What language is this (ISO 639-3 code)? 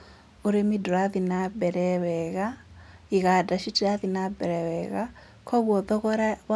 kik